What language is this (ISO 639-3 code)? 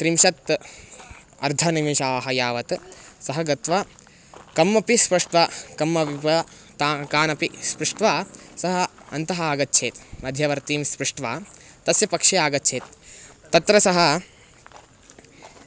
san